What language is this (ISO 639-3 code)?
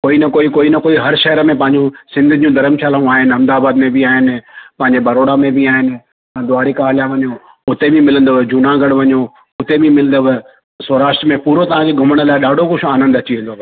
snd